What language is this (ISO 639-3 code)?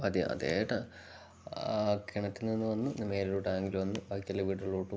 mal